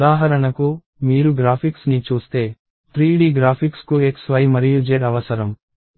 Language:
Telugu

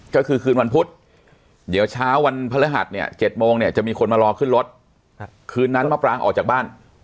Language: Thai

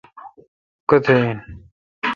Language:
Kalkoti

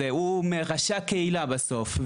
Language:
Hebrew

